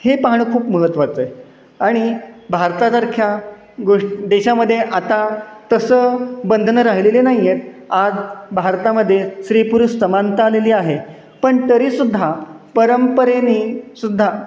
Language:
Marathi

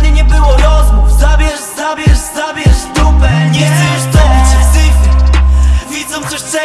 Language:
Polish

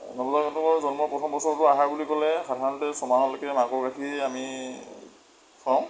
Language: Assamese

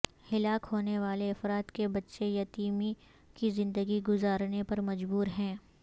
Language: Urdu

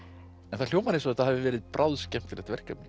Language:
Icelandic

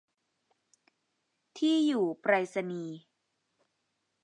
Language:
Thai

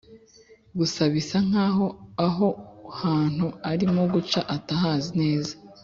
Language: Kinyarwanda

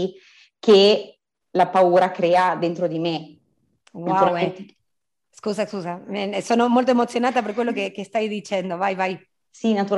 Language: Italian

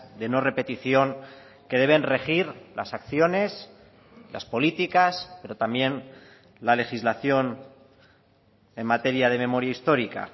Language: Spanish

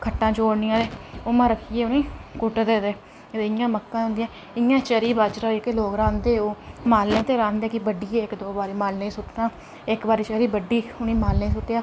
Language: Dogri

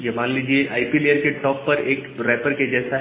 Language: Hindi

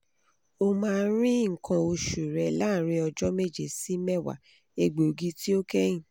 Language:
Yoruba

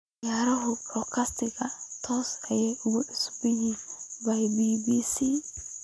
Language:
Somali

